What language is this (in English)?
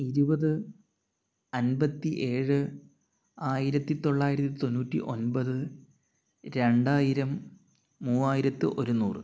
Malayalam